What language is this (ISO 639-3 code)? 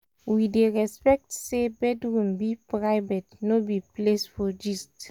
pcm